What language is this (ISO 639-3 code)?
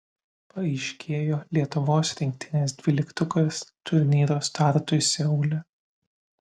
lit